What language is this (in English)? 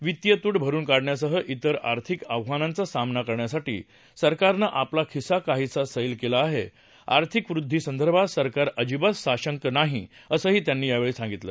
Marathi